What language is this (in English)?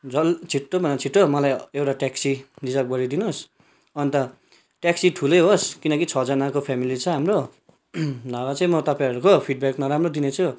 Nepali